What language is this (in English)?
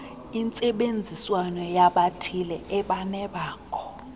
Xhosa